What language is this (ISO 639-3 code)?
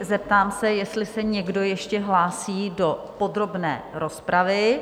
ces